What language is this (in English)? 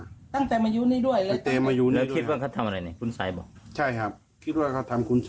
Thai